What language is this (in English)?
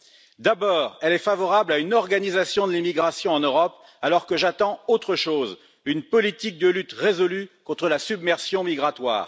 French